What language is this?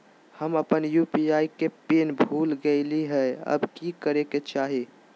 Magahi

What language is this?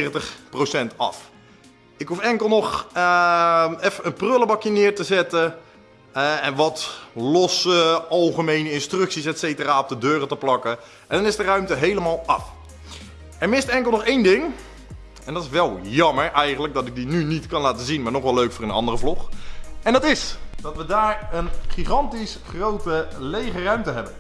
Dutch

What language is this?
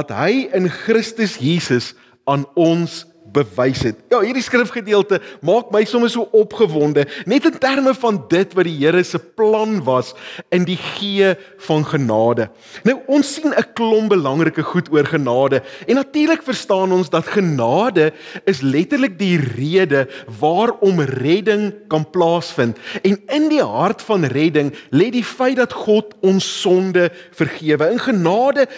Dutch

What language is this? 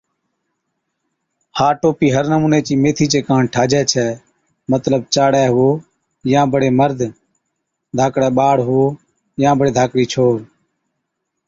Od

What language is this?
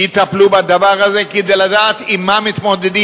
Hebrew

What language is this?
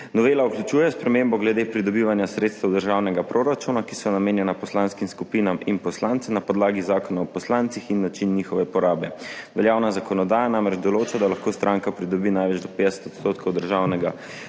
Slovenian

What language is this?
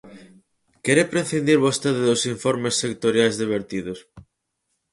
Galician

